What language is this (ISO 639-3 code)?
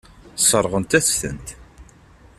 kab